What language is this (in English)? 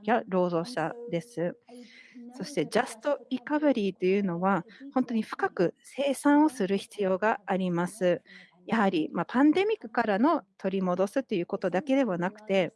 Japanese